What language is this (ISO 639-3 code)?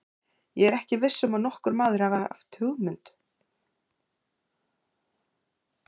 isl